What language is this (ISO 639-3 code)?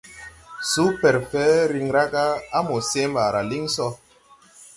tui